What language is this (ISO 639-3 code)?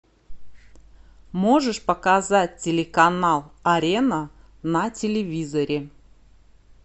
rus